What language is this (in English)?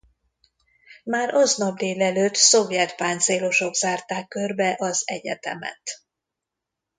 Hungarian